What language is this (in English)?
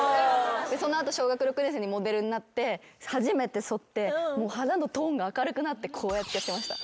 Japanese